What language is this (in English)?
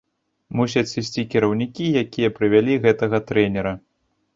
Belarusian